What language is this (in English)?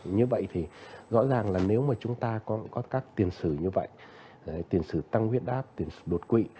Vietnamese